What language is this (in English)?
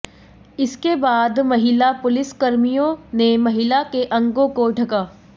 Hindi